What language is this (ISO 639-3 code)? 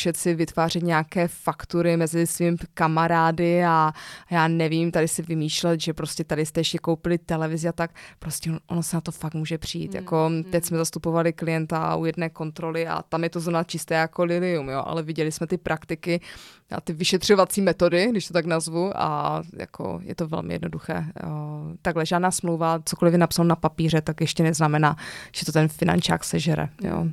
ces